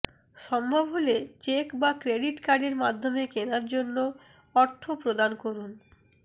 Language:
Bangla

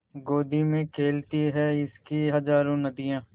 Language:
Hindi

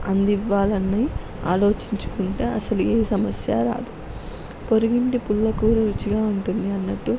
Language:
Telugu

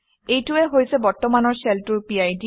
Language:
Assamese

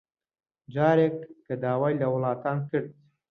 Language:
Central Kurdish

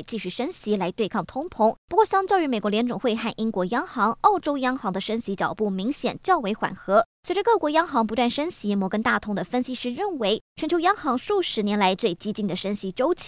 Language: Chinese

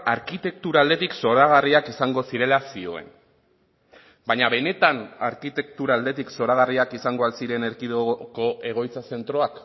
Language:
Basque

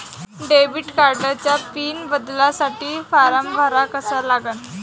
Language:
Marathi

